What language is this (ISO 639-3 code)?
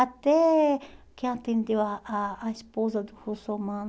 por